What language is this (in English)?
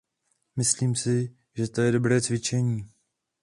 Czech